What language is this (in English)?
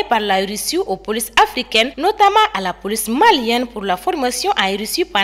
French